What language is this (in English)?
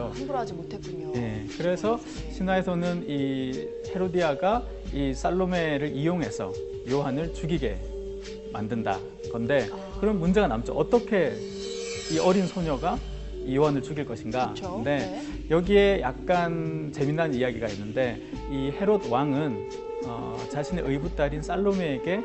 Korean